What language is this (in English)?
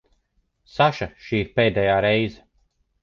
Latvian